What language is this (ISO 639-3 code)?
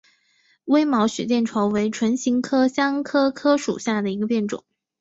zho